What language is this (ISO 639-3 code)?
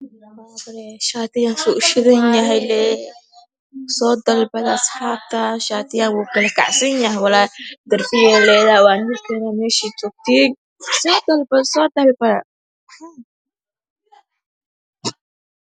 som